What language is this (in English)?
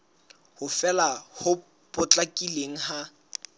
Southern Sotho